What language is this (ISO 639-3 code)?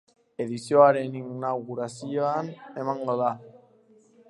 eus